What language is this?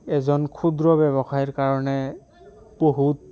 Assamese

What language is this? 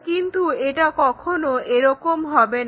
Bangla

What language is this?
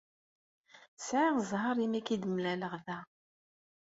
Kabyle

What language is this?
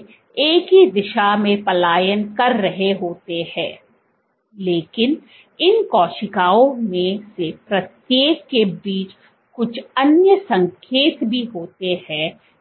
Hindi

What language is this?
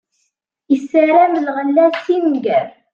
Kabyle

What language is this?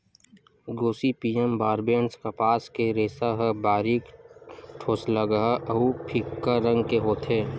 Chhattisgarhi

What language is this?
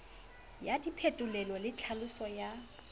Southern Sotho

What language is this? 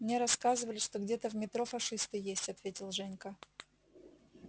Russian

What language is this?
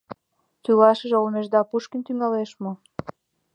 Mari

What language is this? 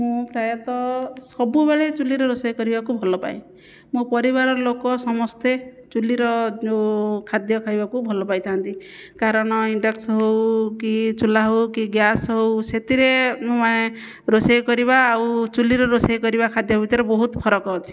Odia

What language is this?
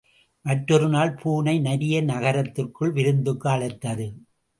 Tamil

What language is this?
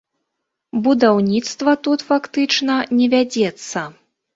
Belarusian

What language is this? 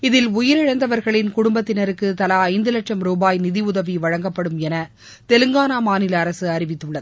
Tamil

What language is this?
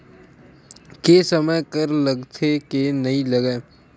Chhattisgarhi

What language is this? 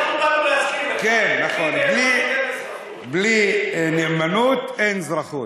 Hebrew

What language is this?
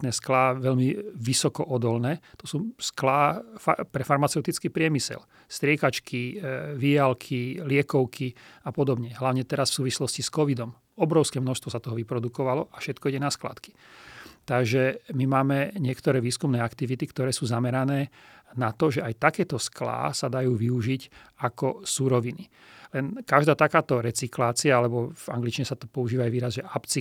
Slovak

